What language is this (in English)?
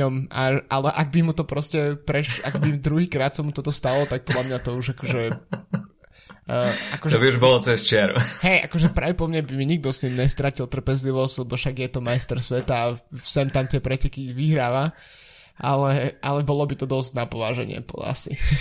Slovak